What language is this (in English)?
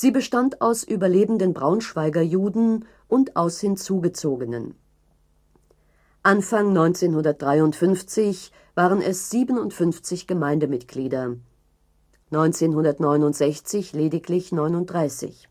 German